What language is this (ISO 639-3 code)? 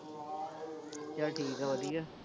pan